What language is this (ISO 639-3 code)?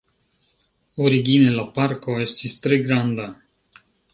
epo